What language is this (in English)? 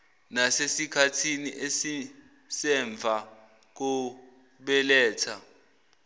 Zulu